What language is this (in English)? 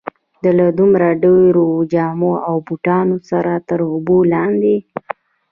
Pashto